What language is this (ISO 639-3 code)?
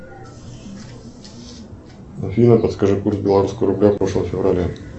rus